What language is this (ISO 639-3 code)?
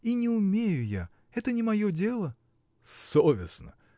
rus